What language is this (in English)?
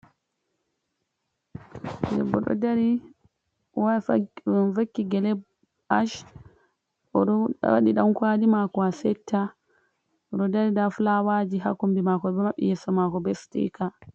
Fula